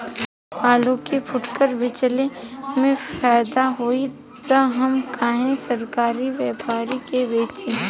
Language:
Bhojpuri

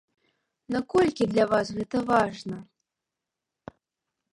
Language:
Belarusian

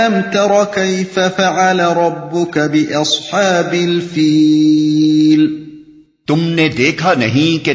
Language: Urdu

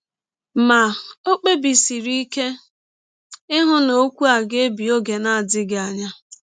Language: Igbo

